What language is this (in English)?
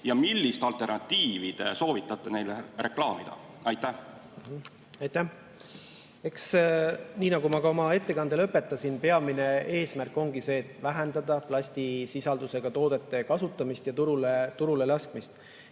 Estonian